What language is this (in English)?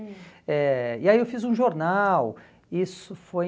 Portuguese